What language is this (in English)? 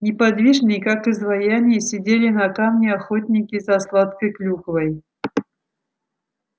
Russian